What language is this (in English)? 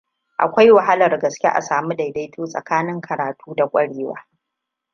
Hausa